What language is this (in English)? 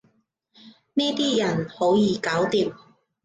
Cantonese